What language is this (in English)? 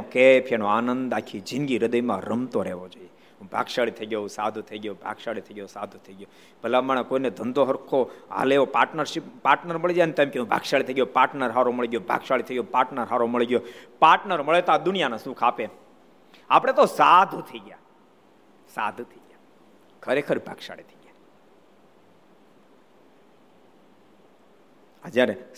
Gujarati